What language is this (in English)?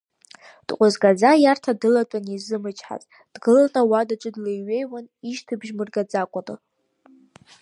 Abkhazian